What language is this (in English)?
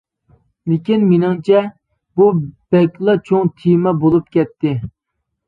Uyghur